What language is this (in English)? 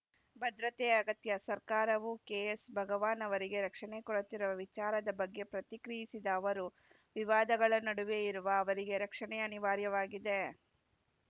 Kannada